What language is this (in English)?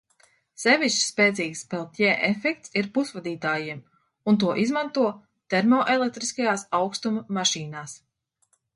Latvian